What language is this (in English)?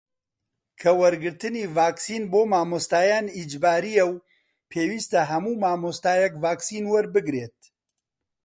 Central Kurdish